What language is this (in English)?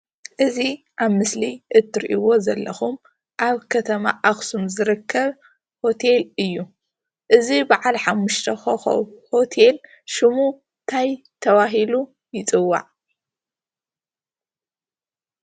Tigrinya